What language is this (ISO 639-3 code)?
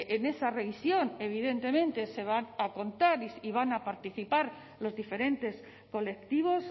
spa